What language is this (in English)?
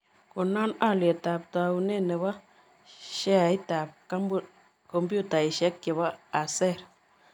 Kalenjin